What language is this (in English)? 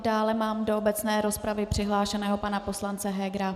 Czech